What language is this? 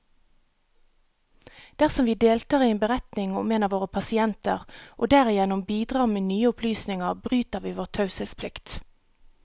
Norwegian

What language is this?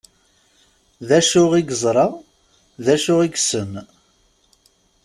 Kabyle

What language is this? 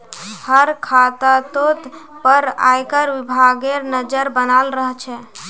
Magahi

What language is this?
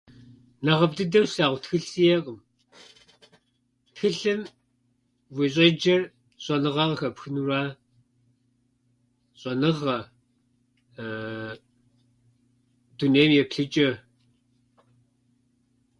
Kabardian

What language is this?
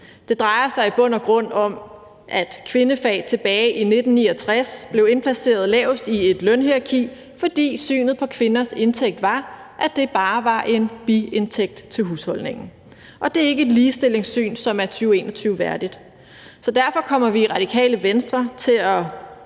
Danish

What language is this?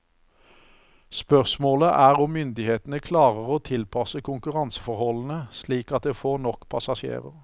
Norwegian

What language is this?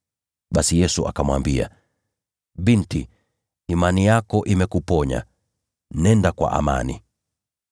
Swahili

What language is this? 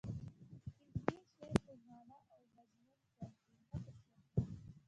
Pashto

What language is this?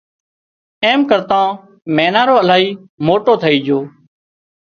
Wadiyara Koli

